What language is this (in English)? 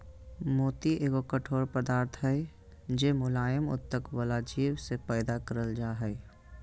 Magahi